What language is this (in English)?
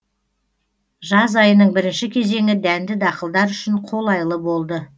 Kazakh